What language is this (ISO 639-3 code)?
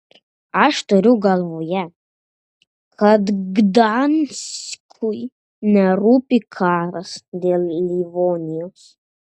lit